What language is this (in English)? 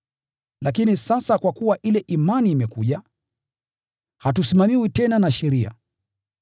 Swahili